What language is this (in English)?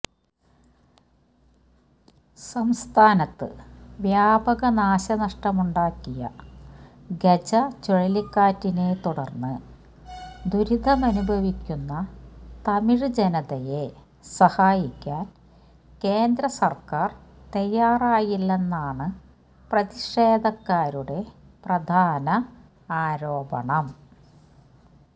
Malayalam